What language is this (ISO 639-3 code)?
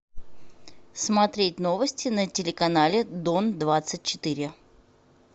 rus